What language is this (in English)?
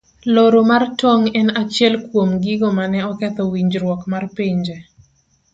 Luo (Kenya and Tanzania)